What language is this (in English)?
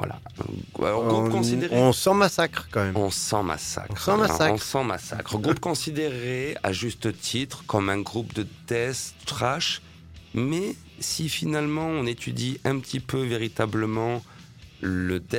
French